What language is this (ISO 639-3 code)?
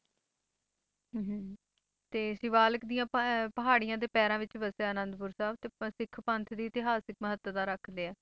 pan